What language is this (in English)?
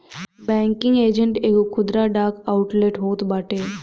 Bhojpuri